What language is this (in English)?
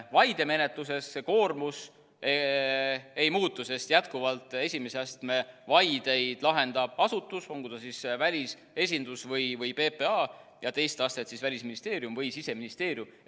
Estonian